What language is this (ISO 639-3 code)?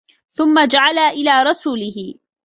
ara